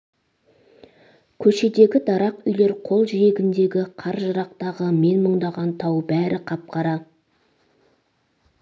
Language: Kazakh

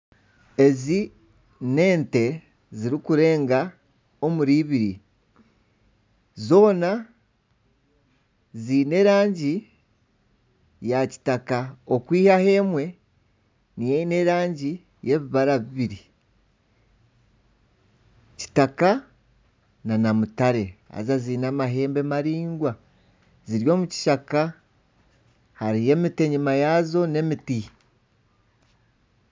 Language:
Nyankole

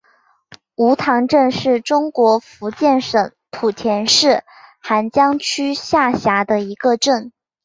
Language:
Chinese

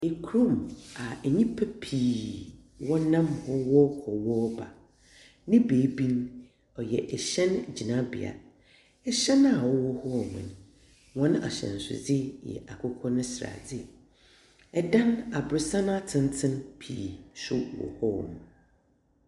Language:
Akan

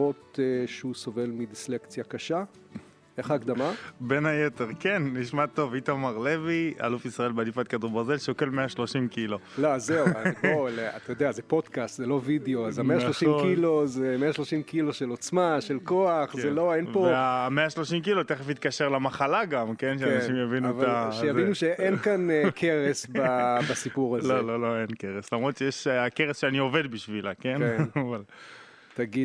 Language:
Hebrew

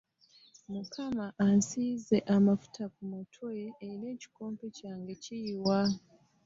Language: Ganda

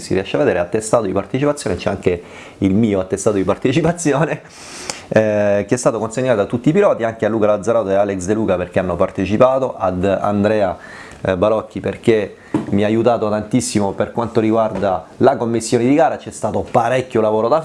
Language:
Italian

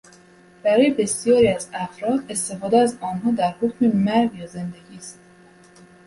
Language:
Persian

